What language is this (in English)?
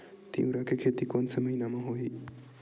Chhattisgarhi